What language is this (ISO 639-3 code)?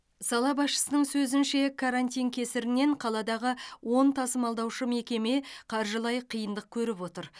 kaz